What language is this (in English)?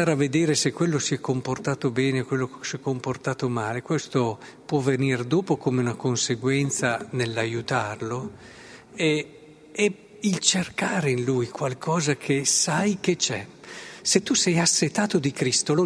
Italian